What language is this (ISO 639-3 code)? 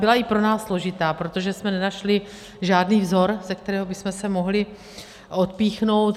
ces